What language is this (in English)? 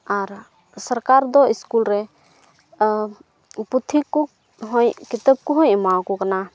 Santali